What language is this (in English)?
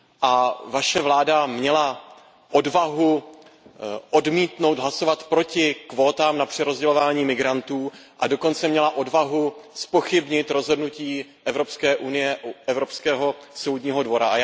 Czech